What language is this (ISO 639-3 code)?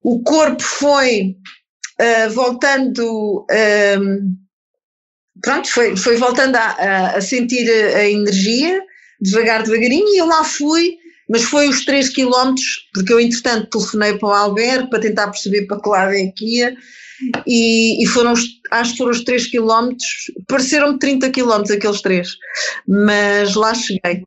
por